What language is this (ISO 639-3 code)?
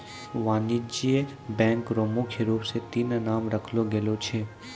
mai